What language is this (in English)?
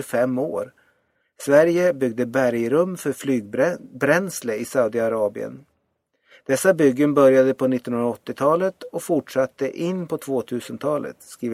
Swedish